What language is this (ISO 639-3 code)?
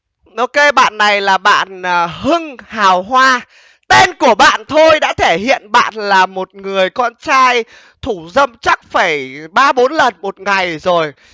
vie